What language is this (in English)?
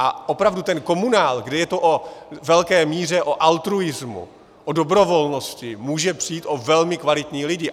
Czech